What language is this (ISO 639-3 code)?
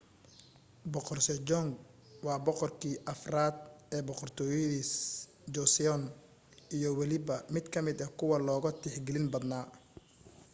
som